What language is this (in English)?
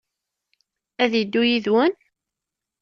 Kabyle